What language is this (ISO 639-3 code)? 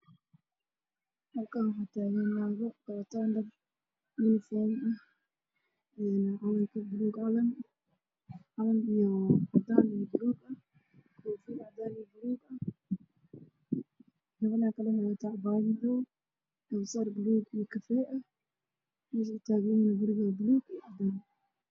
som